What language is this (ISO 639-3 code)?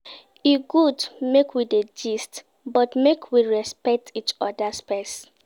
pcm